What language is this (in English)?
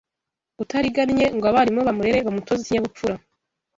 Kinyarwanda